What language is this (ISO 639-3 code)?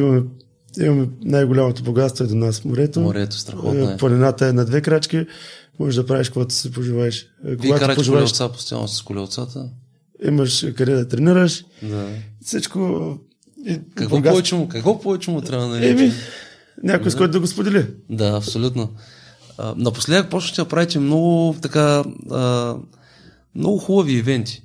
bul